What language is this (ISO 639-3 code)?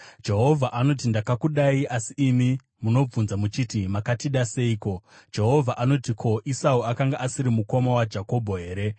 sna